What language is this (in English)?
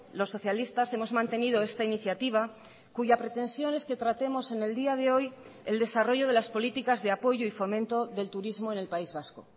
Spanish